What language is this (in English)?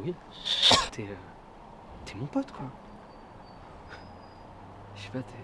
French